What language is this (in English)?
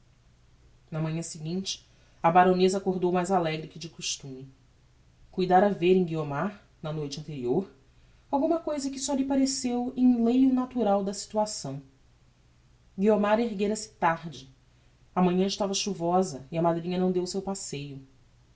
Portuguese